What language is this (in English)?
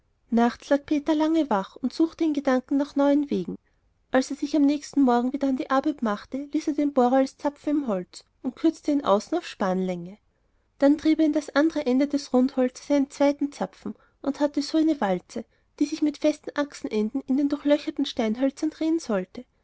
German